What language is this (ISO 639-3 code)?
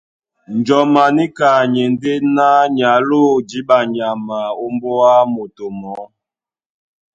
dua